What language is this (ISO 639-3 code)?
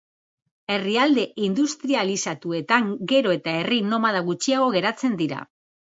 eus